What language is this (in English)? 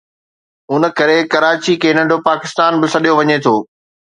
Sindhi